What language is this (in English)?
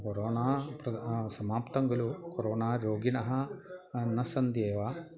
Sanskrit